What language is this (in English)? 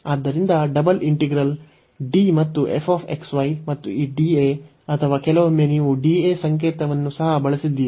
Kannada